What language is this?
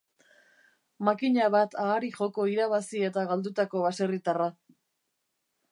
Basque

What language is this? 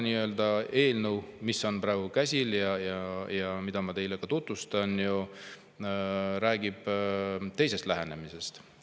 Estonian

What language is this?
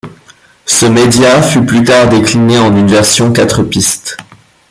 French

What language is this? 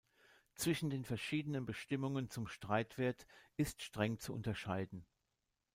German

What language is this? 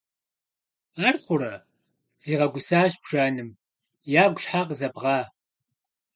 Kabardian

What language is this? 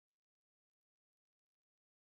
Chinese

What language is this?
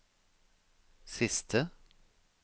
Norwegian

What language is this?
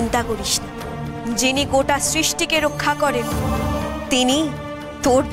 Bangla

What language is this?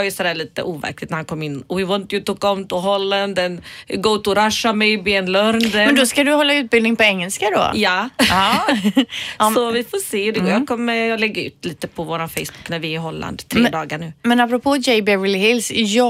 Swedish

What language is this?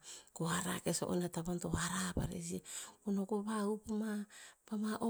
Tinputz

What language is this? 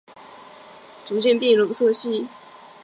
Chinese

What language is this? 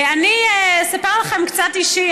Hebrew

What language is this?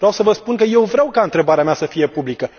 Romanian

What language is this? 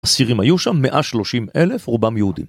Hebrew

